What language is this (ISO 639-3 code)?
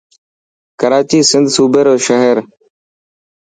mki